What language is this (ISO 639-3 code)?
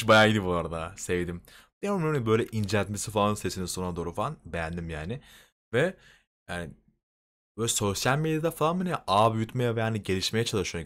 tur